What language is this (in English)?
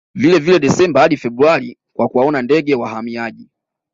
Swahili